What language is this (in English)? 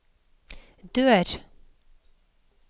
Norwegian